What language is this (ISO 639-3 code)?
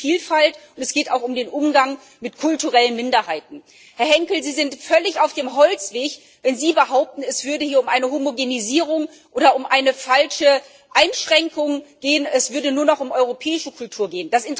deu